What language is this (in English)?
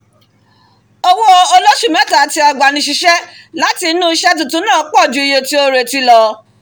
Yoruba